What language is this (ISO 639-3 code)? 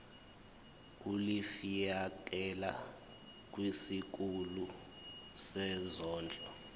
zul